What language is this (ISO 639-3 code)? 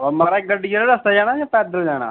doi